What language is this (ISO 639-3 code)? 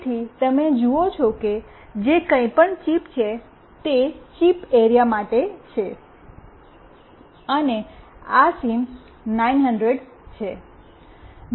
guj